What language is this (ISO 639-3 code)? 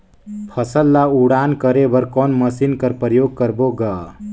hne